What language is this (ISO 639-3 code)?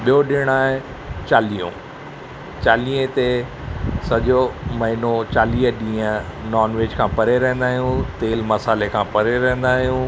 snd